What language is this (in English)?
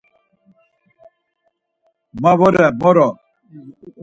Laz